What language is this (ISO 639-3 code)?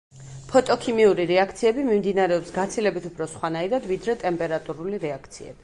kat